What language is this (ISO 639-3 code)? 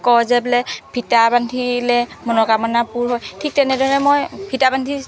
asm